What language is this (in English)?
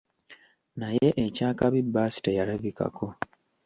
Ganda